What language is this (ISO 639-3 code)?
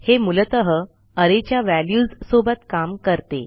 mar